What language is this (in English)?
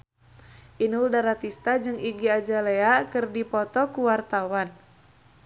Sundanese